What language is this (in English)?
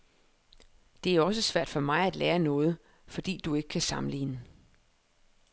Danish